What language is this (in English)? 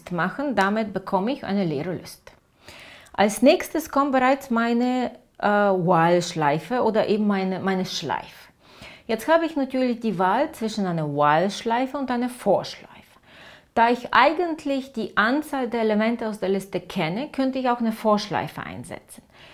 German